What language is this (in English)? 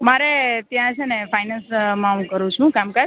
Gujarati